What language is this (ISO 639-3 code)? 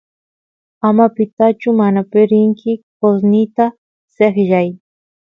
qus